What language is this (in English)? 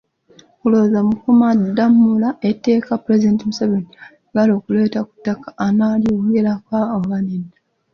Ganda